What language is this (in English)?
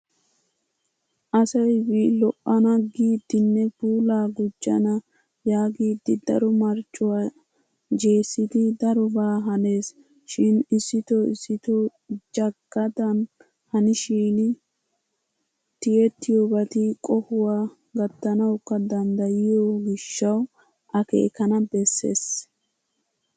Wolaytta